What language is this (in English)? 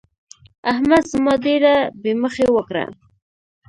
Pashto